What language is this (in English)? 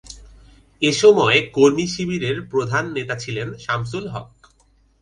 Bangla